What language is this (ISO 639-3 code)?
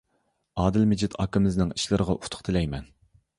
uig